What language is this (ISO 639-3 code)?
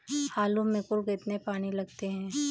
hin